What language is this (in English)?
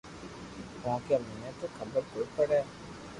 Loarki